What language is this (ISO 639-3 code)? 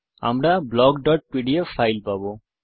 ben